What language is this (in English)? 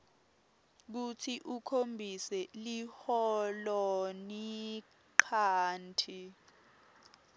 Swati